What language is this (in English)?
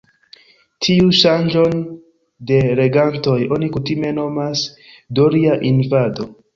Esperanto